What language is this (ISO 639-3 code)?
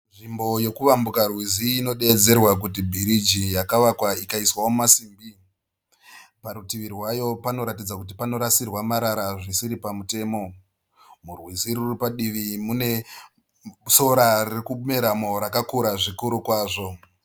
sna